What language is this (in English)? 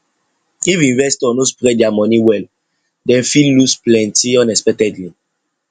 Nigerian Pidgin